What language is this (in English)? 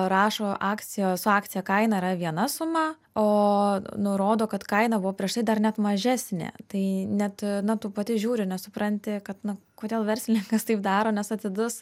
Lithuanian